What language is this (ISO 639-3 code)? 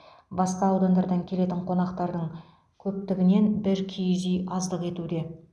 kaz